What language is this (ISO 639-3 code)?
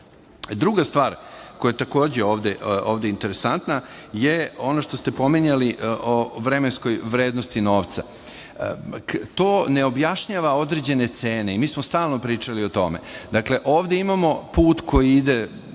srp